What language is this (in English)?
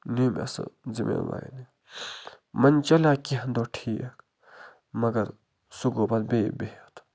Kashmiri